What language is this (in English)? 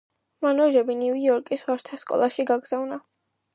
Georgian